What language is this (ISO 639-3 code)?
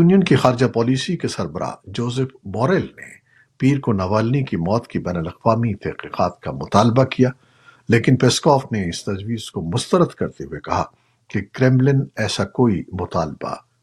urd